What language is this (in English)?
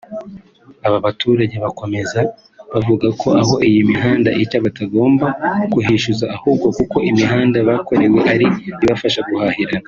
Kinyarwanda